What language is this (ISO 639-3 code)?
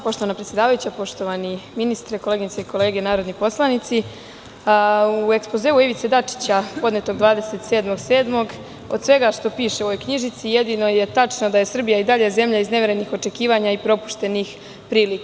srp